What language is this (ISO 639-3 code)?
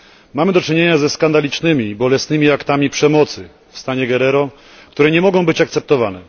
pol